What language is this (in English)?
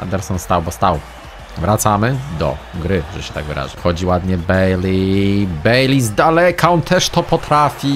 Polish